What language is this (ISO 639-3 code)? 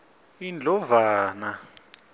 ssw